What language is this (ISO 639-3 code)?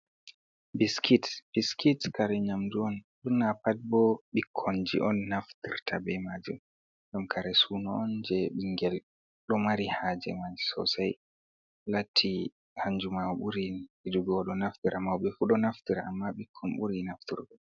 ful